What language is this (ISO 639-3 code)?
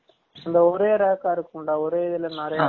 tam